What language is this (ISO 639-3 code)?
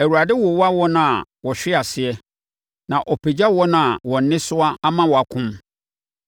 aka